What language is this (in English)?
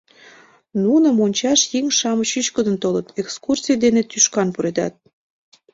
Mari